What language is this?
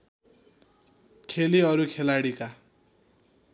Nepali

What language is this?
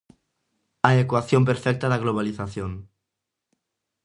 Galician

